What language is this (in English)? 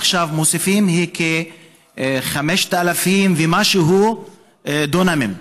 Hebrew